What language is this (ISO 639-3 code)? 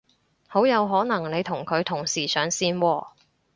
yue